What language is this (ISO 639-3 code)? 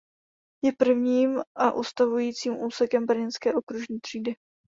ces